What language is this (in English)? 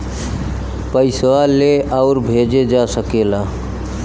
Bhojpuri